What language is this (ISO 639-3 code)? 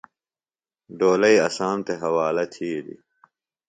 phl